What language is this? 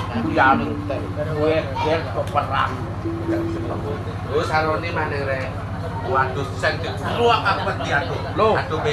Indonesian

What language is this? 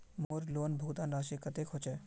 Magahi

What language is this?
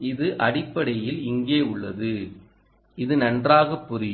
Tamil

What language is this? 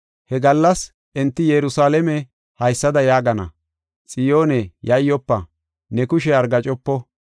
Gofa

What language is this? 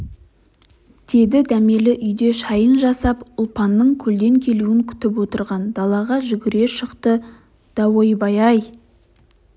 Kazakh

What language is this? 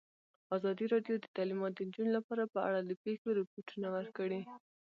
Pashto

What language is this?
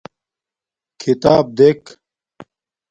Domaaki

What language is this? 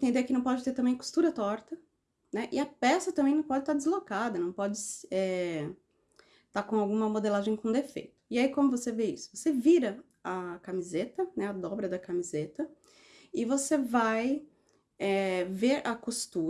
Portuguese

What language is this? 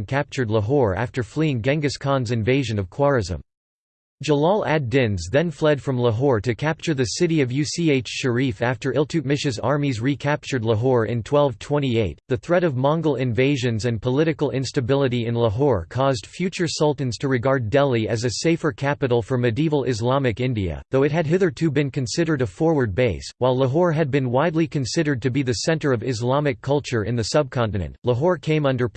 English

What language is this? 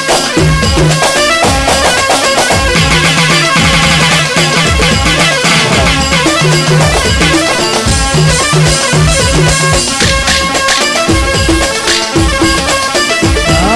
Arabic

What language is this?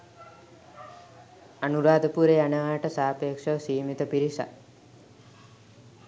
Sinhala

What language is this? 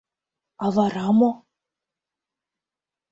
Mari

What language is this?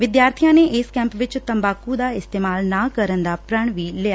Punjabi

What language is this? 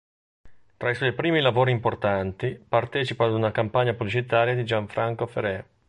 Italian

